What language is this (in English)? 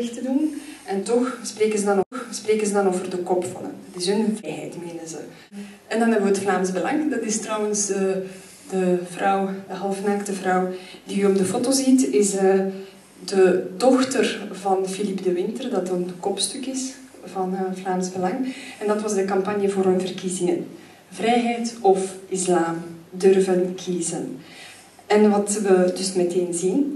Dutch